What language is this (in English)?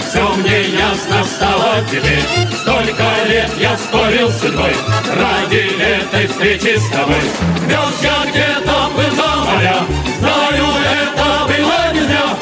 Russian